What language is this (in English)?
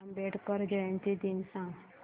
Marathi